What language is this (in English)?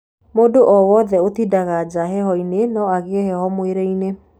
Kikuyu